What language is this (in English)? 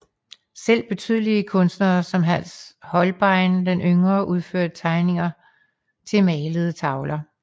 Danish